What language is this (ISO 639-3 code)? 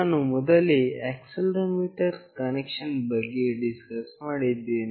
kan